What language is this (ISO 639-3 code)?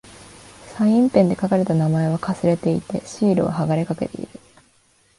jpn